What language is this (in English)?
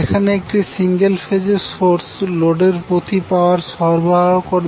Bangla